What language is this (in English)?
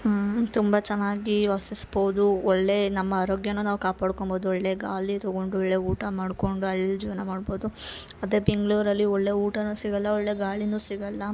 Kannada